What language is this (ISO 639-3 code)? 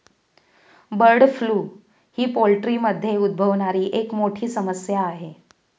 mar